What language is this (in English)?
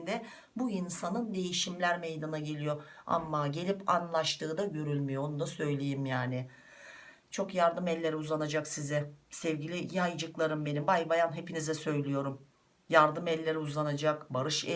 Turkish